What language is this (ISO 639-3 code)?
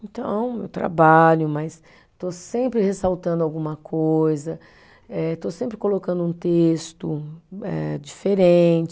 por